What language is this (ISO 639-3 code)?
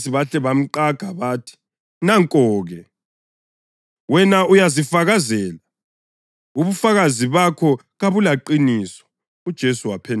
nde